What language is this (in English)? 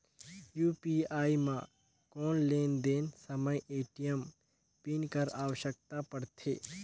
Chhattisgarhi